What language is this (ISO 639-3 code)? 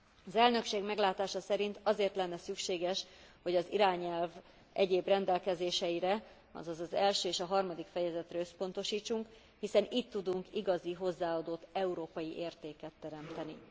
hun